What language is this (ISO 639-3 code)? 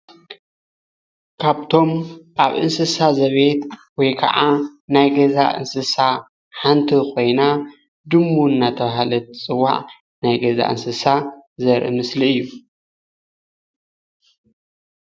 tir